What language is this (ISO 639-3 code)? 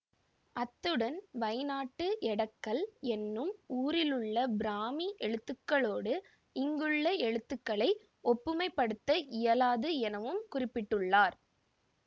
tam